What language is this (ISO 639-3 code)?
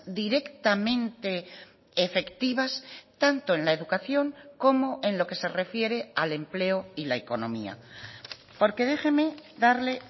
spa